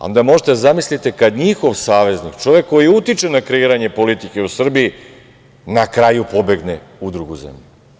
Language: Serbian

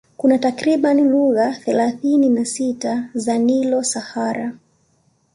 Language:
Swahili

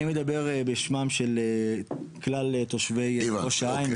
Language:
Hebrew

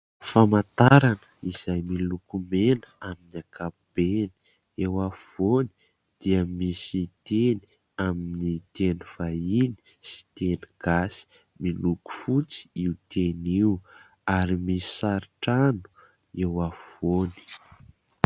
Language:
Malagasy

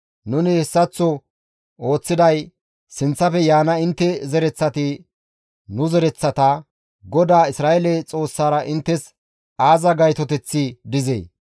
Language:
Gamo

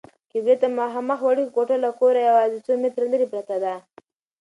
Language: Pashto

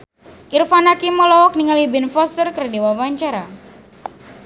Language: Sundanese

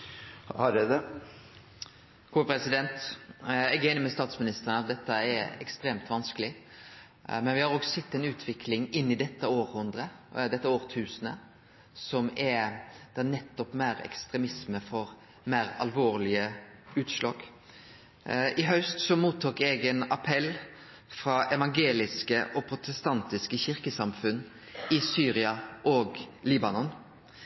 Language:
Norwegian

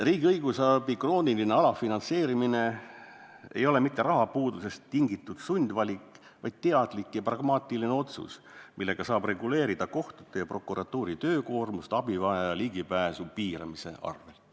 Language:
Estonian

